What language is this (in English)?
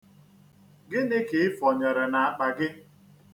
Igbo